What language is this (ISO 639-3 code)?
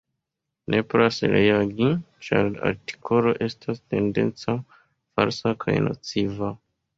epo